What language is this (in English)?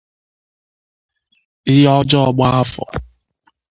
Igbo